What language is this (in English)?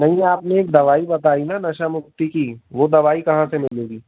Hindi